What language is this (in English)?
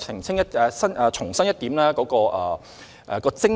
Cantonese